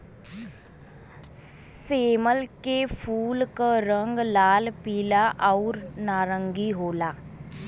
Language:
Bhojpuri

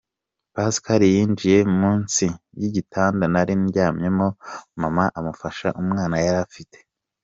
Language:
Kinyarwanda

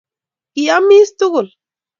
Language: Kalenjin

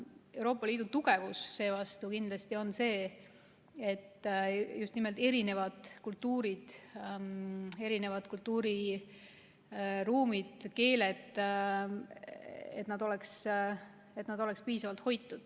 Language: Estonian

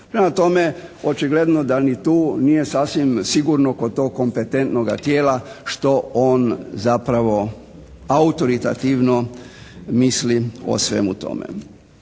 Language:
Croatian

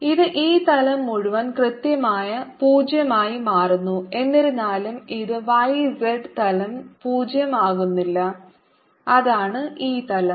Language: Malayalam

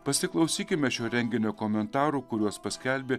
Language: Lithuanian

